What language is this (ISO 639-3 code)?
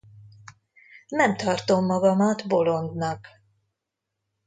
hun